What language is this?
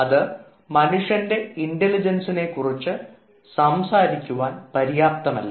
Malayalam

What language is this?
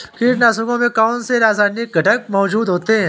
Hindi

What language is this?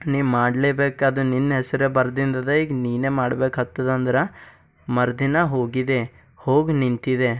Kannada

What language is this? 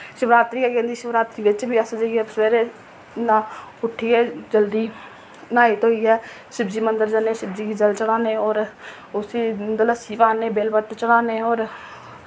Dogri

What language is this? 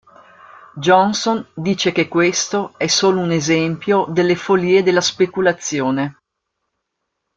Italian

